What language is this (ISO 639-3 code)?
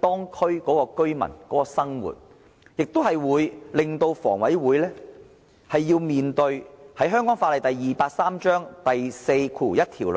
yue